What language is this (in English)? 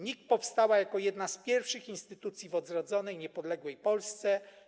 Polish